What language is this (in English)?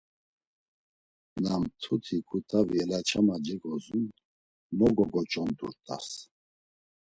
Laz